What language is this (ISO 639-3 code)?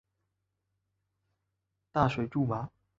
zho